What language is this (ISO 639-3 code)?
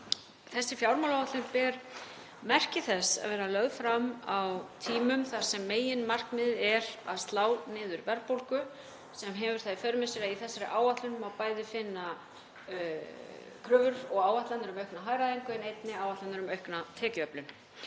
isl